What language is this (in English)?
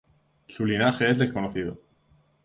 Spanish